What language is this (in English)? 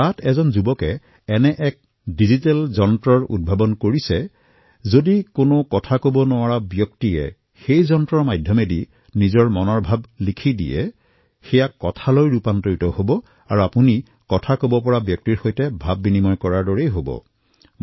Assamese